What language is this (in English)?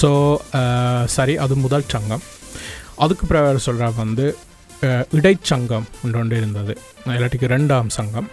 Tamil